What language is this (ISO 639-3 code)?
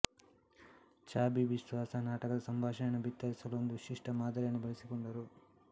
kan